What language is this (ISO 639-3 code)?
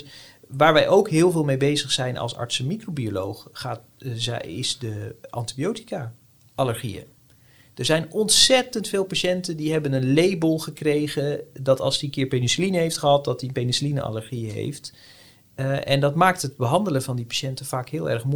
nld